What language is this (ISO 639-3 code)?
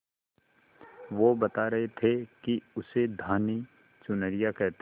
hin